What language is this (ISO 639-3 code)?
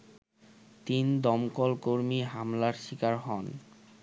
ben